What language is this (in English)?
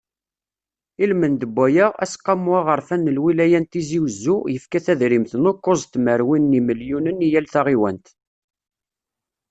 Kabyle